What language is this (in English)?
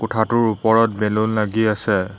Assamese